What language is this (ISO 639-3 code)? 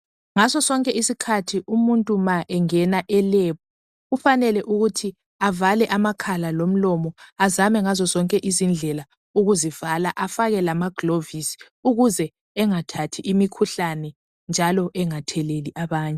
nde